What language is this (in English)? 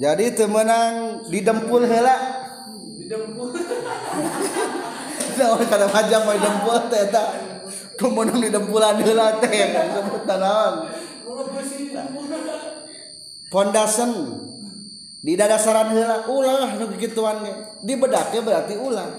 Indonesian